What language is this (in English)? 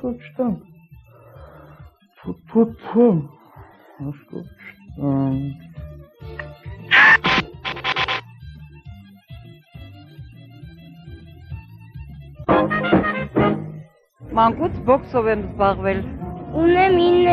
Turkish